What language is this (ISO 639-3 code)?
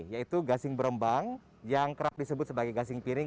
ind